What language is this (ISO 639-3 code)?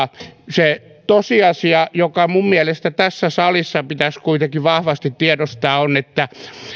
fin